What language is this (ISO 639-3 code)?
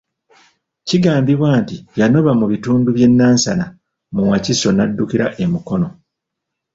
lug